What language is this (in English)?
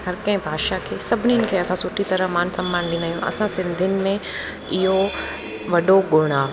Sindhi